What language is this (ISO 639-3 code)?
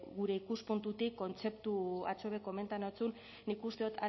eus